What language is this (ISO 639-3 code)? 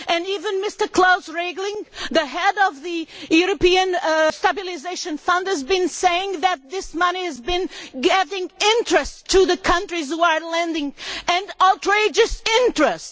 eng